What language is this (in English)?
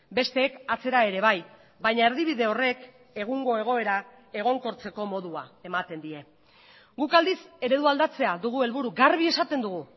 Basque